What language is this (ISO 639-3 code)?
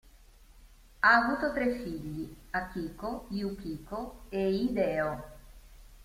ita